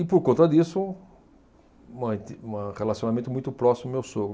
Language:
Portuguese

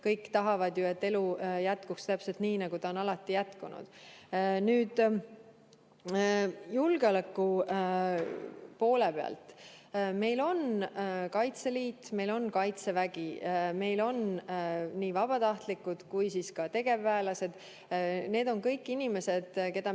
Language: Estonian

